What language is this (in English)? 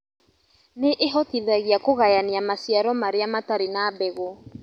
Kikuyu